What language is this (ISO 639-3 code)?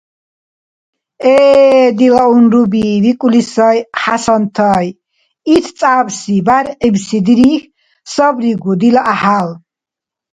dar